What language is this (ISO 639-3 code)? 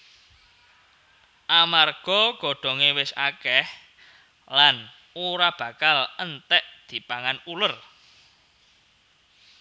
jav